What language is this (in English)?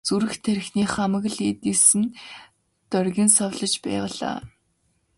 Mongolian